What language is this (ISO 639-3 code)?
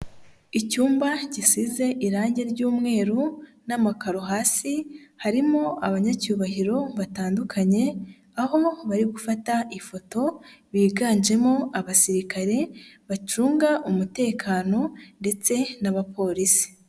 kin